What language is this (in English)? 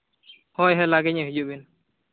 Santali